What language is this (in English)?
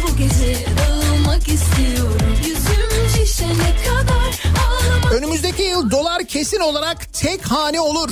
Turkish